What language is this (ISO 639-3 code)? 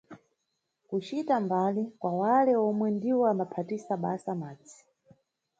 nyu